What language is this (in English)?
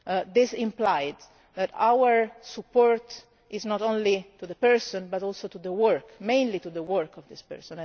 English